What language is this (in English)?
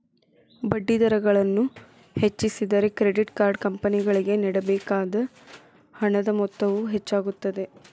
Kannada